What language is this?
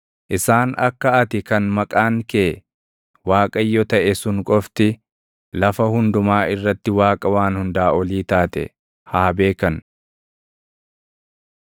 Oromo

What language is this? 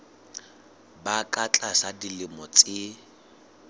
Southern Sotho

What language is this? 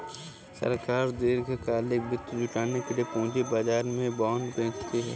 Hindi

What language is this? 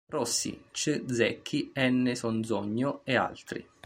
Italian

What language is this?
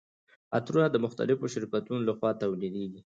Pashto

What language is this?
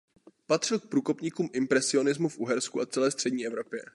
Czech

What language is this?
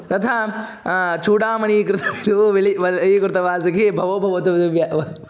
Sanskrit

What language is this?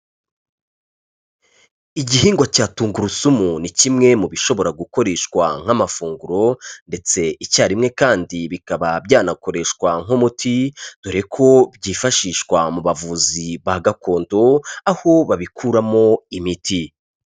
Kinyarwanda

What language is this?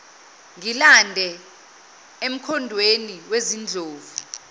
Zulu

